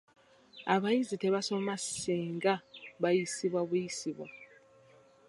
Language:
Ganda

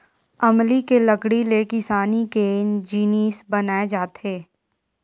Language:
Chhattisgarhi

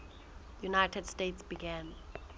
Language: Southern Sotho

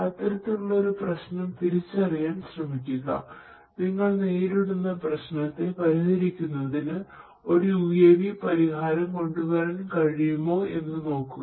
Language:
Malayalam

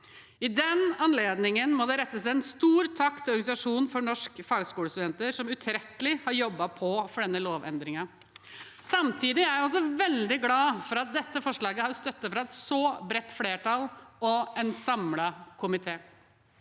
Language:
Norwegian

